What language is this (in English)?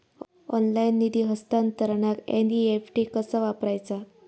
Marathi